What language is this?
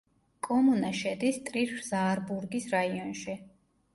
Georgian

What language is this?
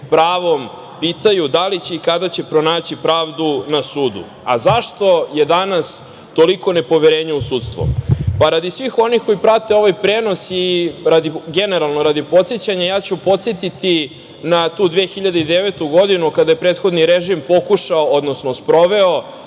Serbian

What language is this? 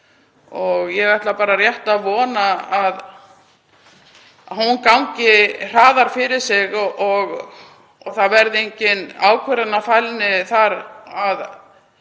Icelandic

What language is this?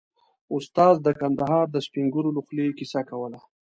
Pashto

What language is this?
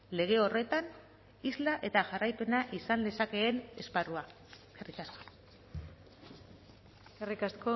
Basque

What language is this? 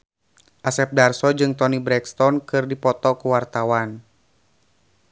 Sundanese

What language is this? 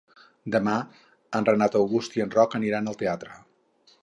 Catalan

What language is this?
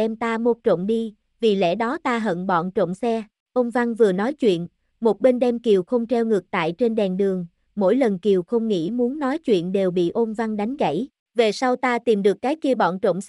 Vietnamese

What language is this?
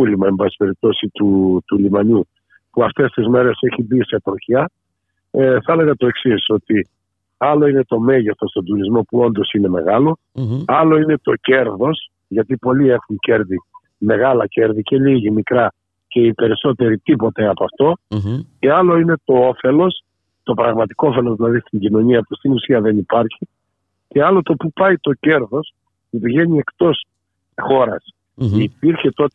Greek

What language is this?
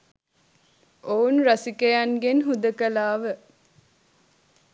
Sinhala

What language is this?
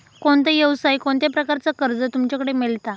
Marathi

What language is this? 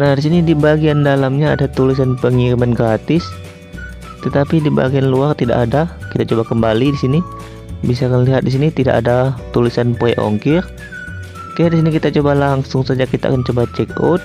Indonesian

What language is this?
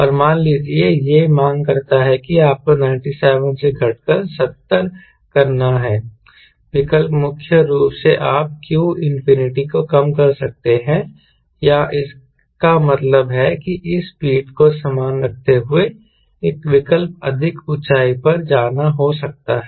Hindi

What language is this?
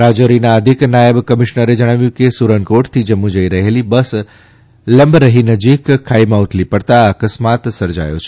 Gujarati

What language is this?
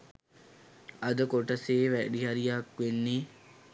Sinhala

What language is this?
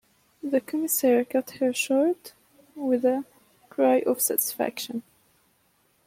English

